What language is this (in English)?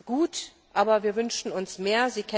German